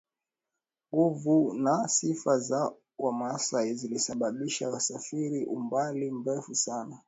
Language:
Swahili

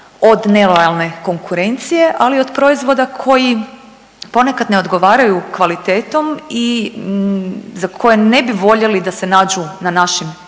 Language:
Croatian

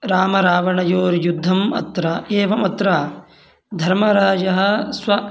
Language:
Sanskrit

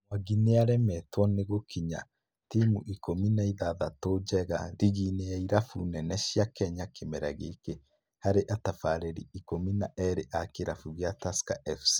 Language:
Kikuyu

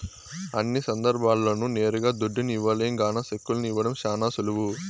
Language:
Telugu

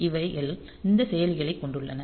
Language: Tamil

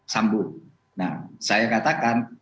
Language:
Indonesian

